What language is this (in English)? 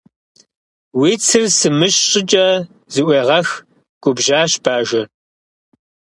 Kabardian